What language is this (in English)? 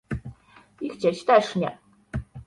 Polish